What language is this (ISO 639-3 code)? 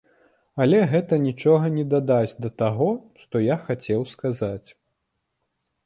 bel